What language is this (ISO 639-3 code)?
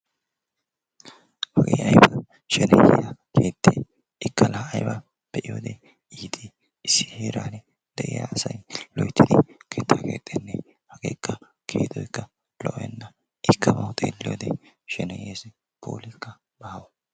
wal